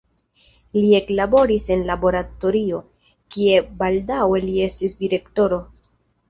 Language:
Esperanto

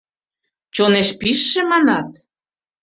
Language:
Mari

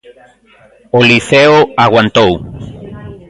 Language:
Galician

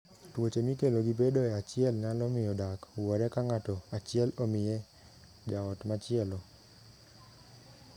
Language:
Luo (Kenya and Tanzania)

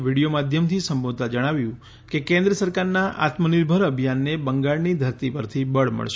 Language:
Gujarati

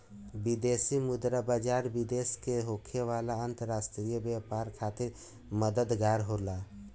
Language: Bhojpuri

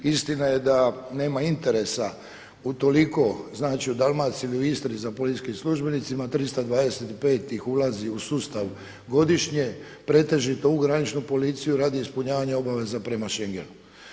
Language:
Croatian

